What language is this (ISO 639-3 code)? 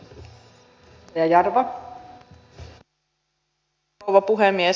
fin